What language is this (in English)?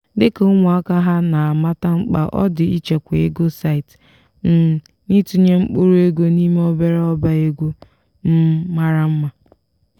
Igbo